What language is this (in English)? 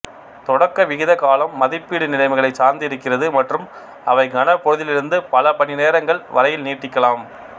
Tamil